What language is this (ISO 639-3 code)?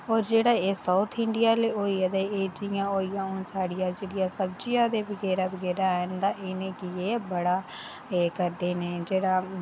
doi